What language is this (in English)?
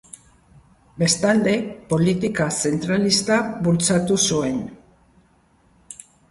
Basque